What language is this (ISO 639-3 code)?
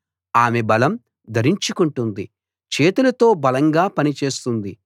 tel